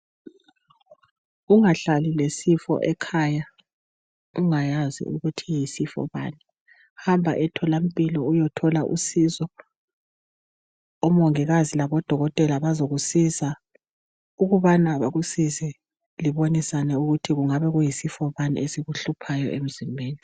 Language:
North Ndebele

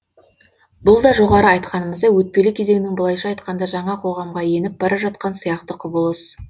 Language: Kazakh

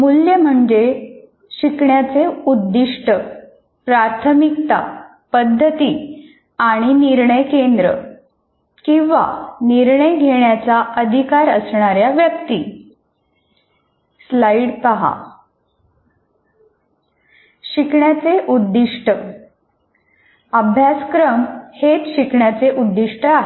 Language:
Marathi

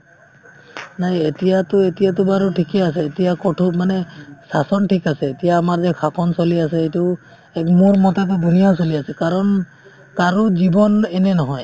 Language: Assamese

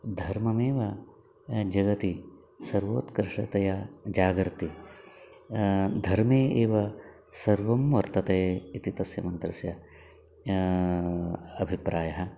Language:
Sanskrit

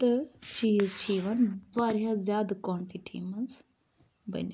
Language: Kashmiri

